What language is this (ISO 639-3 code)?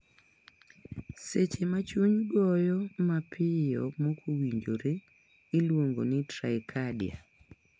luo